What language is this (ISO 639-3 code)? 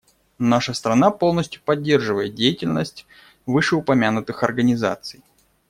rus